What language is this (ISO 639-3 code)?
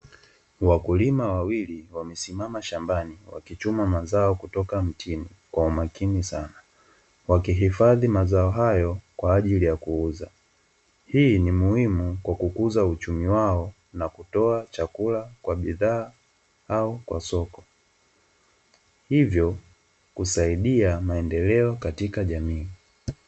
swa